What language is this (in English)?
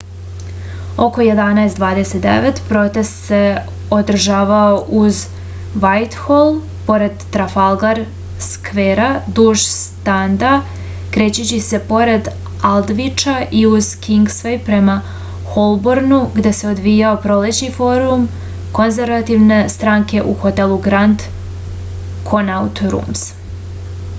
Serbian